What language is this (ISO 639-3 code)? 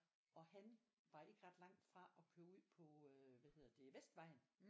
dan